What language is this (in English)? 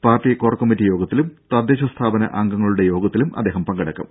Malayalam